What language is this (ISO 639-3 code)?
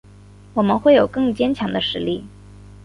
zho